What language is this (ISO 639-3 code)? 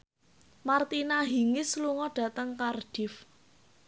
jav